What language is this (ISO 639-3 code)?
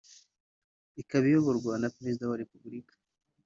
kin